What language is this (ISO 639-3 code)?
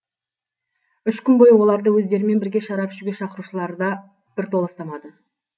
kaz